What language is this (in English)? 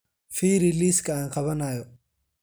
Somali